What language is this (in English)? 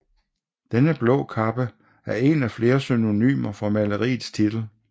Danish